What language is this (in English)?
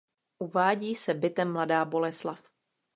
Czech